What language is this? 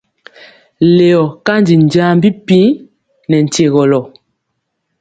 Mpiemo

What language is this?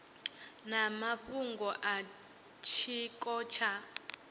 Venda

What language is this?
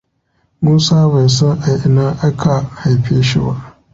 Hausa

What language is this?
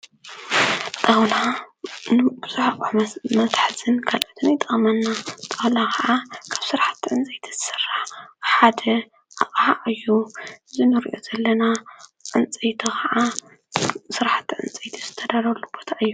Tigrinya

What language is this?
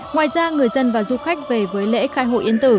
Vietnamese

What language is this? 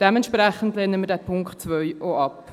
Swiss German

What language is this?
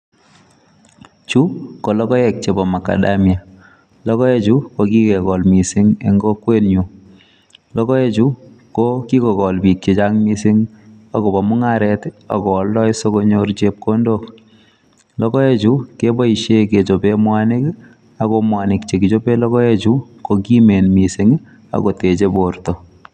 Kalenjin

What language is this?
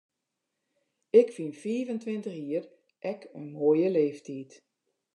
Western Frisian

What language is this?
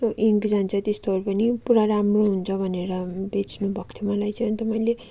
Nepali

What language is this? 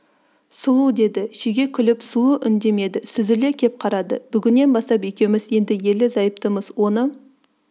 Kazakh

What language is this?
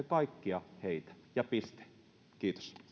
Finnish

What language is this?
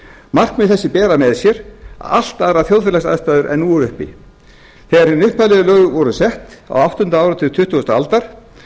Icelandic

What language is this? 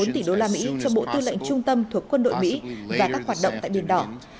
Vietnamese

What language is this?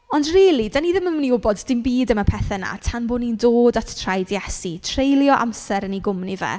Welsh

